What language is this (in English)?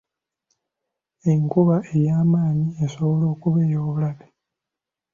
Ganda